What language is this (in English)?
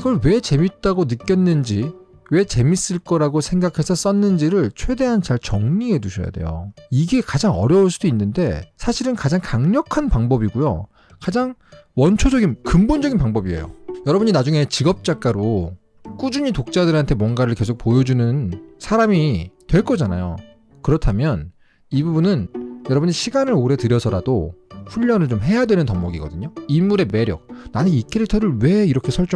Korean